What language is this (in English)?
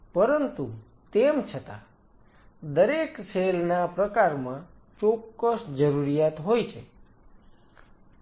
Gujarati